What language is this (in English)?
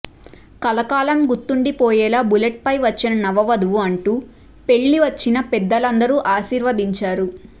Telugu